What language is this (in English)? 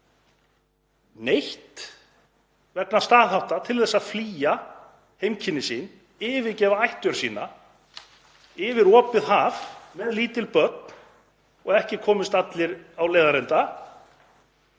Icelandic